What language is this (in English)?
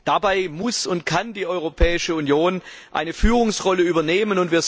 German